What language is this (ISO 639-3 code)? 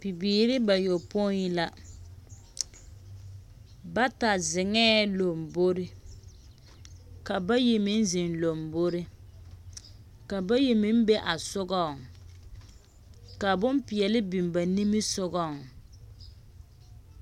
dga